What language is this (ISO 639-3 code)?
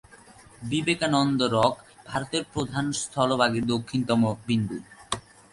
ben